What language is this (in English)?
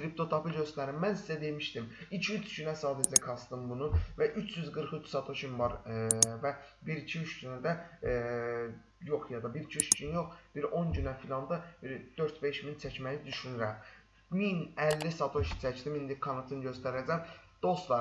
Turkish